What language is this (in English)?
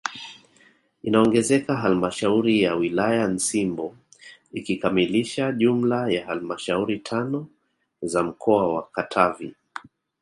Swahili